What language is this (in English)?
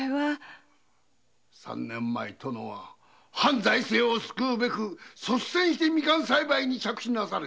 Japanese